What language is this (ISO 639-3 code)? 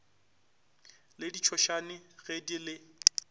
nso